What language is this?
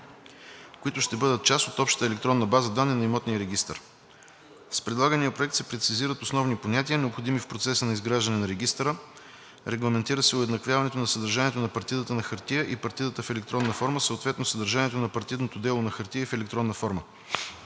Bulgarian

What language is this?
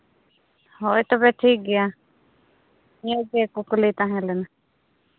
Santali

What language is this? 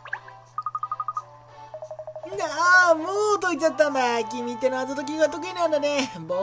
Japanese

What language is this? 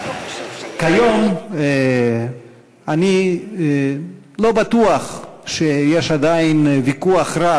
Hebrew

